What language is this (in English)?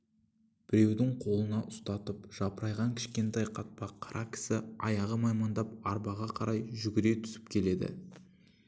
Kazakh